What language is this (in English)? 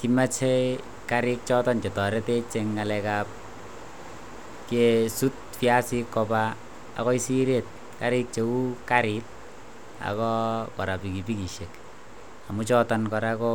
Kalenjin